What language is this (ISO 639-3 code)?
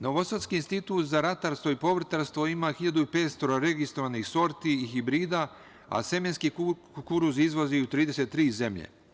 srp